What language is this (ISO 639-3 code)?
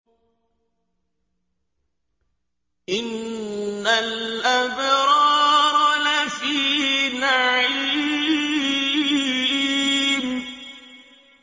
ara